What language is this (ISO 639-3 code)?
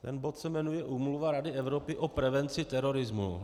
ces